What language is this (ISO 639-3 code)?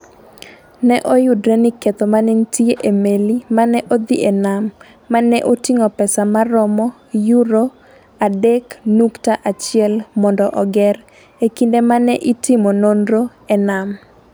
luo